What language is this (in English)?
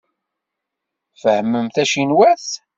Kabyle